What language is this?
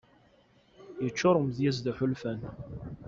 Kabyle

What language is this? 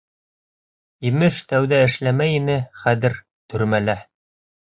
Bashkir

